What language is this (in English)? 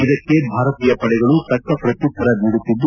Kannada